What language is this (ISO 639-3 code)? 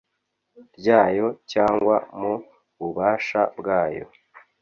kin